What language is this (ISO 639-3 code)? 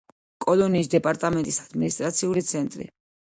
kat